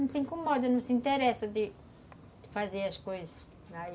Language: Portuguese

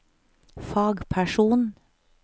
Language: Norwegian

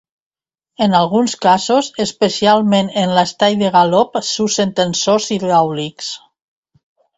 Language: Catalan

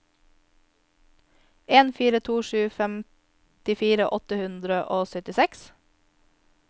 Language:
Norwegian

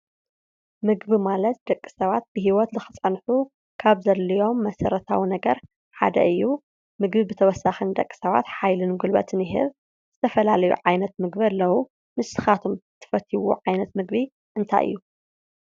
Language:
Tigrinya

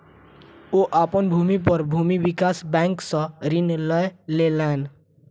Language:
Maithili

